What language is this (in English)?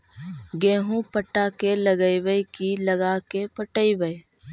Magahi